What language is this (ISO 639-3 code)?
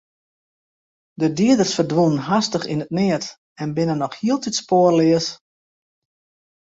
fry